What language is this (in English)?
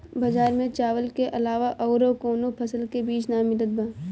Bhojpuri